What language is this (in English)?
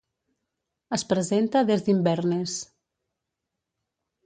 Catalan